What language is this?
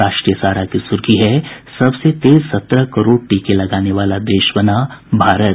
Hindi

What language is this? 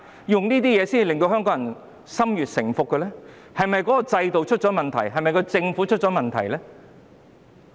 Cantonese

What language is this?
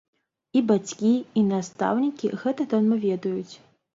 Belarusian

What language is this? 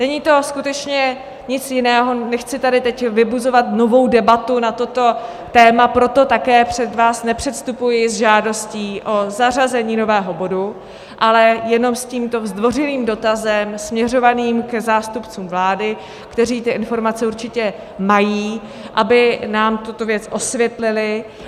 Czech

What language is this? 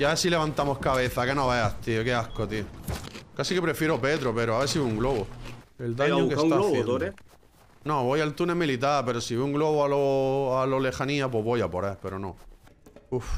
Spanish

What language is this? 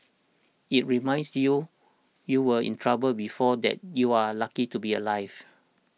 English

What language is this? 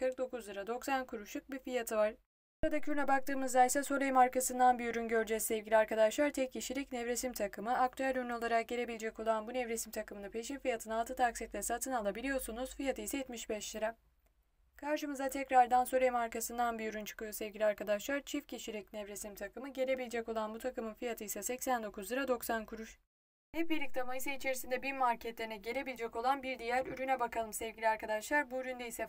Turkish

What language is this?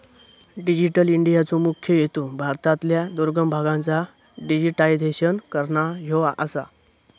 Marathi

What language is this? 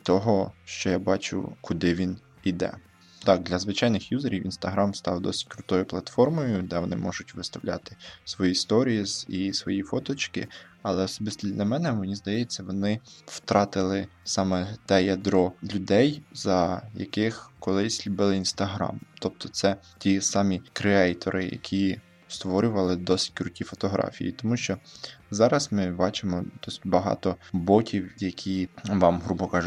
Ukrainian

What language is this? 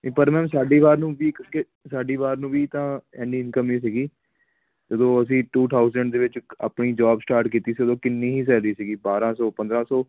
Punjabi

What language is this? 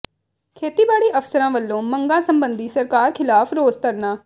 Punjabi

